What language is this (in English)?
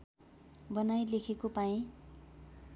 Nepali